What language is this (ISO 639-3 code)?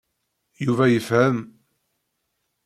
kab